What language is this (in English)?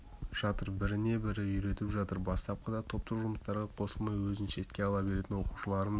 Kazakh